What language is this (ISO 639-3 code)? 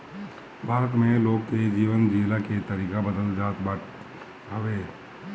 bho